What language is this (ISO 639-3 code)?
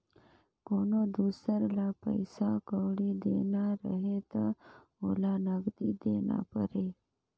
hne